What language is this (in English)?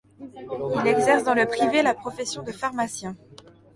French